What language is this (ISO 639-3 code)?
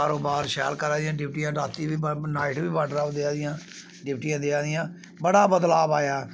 doi